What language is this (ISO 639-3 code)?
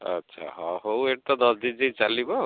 ori